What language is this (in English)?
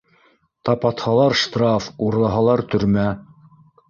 Bashkir